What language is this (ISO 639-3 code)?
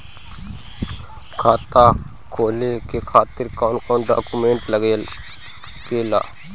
bho